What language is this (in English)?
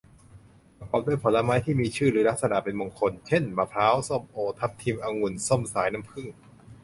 Thai